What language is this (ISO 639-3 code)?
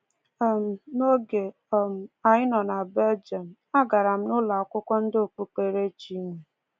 ibo